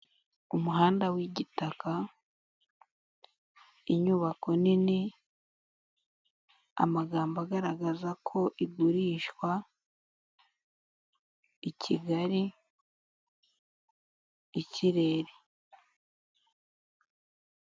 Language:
Kinyarwanda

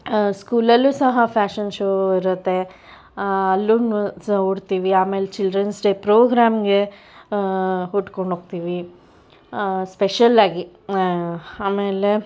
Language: Kannada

